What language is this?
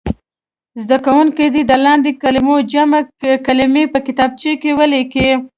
Pashto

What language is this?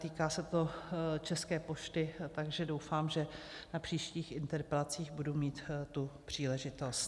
Czech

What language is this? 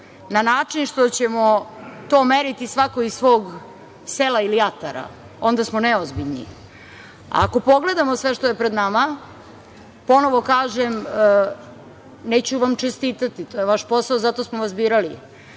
Serbian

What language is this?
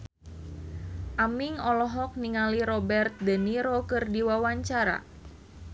Sundanese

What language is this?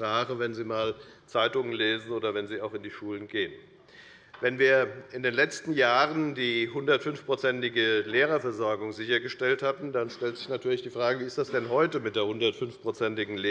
German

